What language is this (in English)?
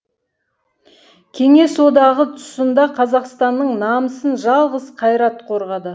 Kazakh